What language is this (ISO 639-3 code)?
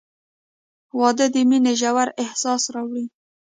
pus